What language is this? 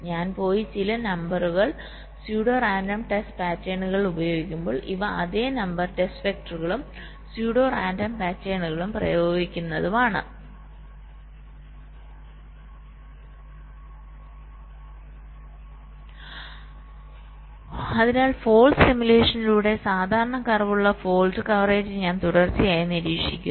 Malayalam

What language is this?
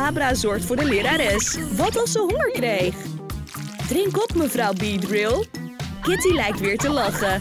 Dutch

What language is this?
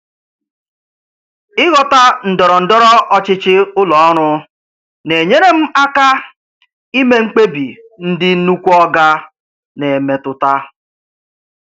Igbo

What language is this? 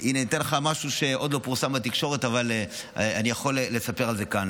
Hebrew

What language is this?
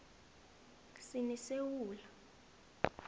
South Ndebele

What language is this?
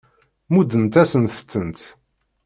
Kabyle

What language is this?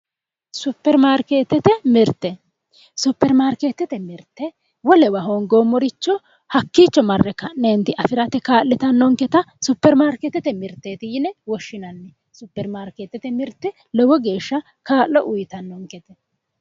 Sidamo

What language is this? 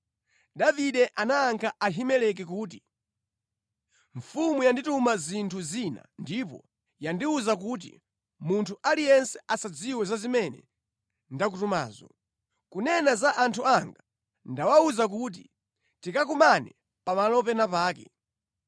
Nyanja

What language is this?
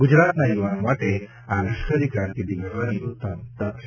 Gujarati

